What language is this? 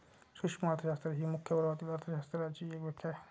Marathi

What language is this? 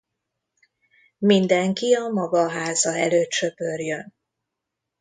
Hungarian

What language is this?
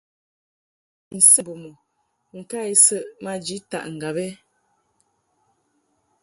Mungaka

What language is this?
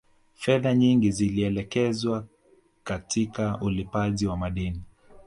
Swahili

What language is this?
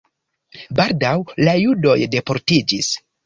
Esperanto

